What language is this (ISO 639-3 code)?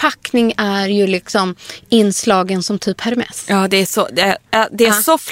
swe